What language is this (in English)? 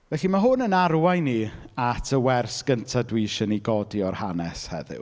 Welsh